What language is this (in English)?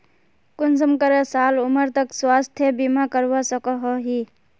Magahi